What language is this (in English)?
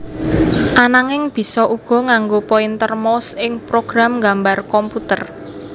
Javanese